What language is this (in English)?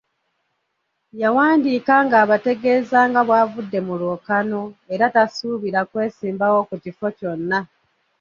Ganda